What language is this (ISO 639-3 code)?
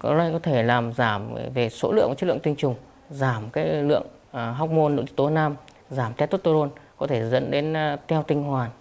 vie